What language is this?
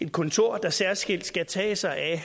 Danish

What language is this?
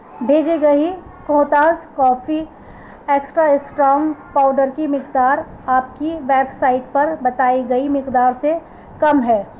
Urdu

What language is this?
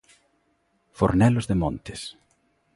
Galician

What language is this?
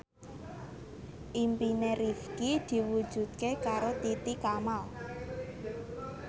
Javanese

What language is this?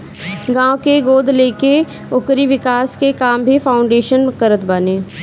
Bhojpuri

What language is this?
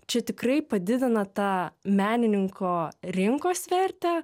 Lithuanian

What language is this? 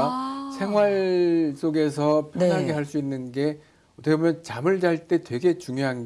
Korean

